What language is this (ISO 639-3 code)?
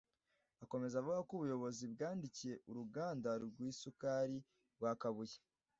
kin